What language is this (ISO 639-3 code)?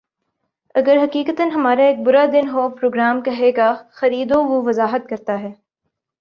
urd